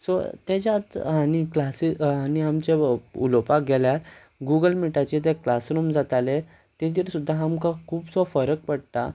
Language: Konkani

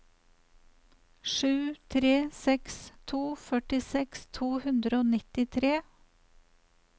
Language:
Norwegian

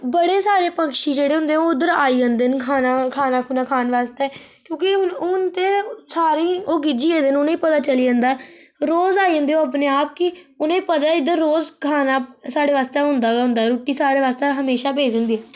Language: Dogri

